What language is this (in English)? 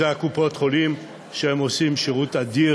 Hebrew